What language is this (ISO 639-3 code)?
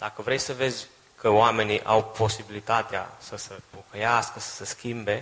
ron